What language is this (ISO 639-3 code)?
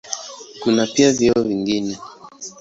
swa